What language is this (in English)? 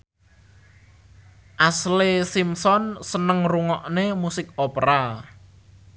Javanese